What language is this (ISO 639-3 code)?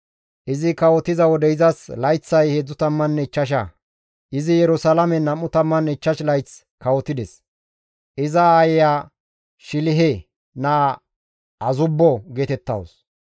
gmv